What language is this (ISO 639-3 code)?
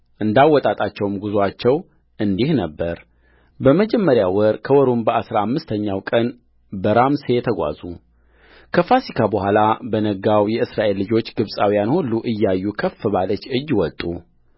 amh